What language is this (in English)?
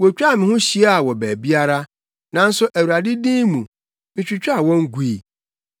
Akan